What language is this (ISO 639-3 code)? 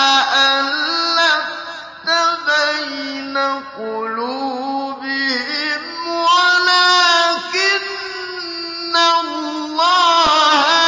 ara